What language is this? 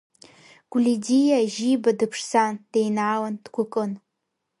Abkhazian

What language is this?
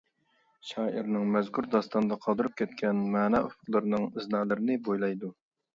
Uyghur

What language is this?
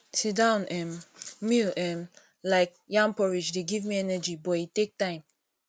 Nigerian Pidgin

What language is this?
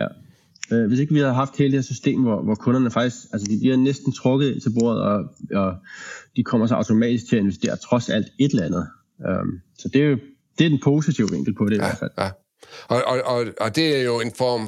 Danish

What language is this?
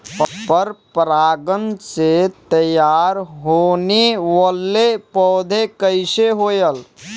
Bhojpuri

